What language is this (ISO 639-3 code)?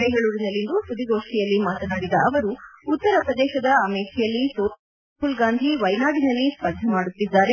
kan